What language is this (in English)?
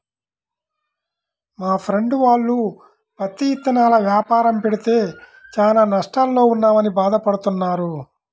Telugu